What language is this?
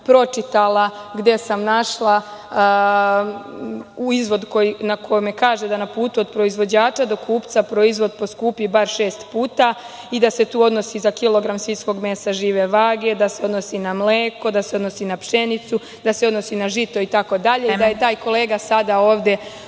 Serbian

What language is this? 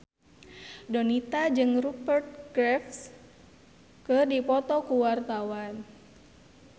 Sundanese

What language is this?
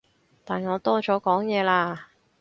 Cantonese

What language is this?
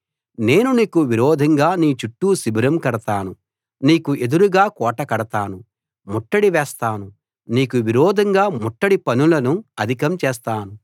Telugu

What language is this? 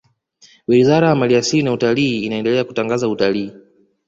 Swahili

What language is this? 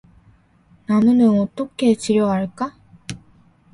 Korean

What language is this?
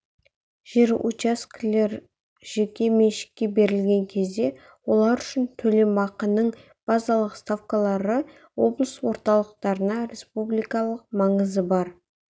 Kazakh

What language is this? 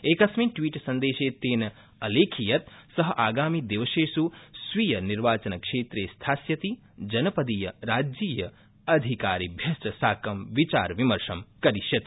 Sanskrit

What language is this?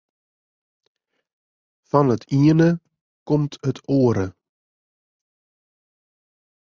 Western Frisian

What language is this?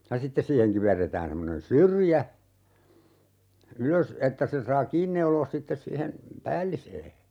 Finnish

